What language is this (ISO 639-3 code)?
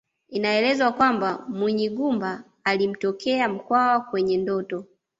swa